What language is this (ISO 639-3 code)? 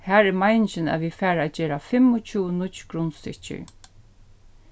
fao